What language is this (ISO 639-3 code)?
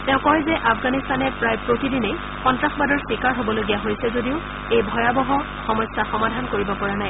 asm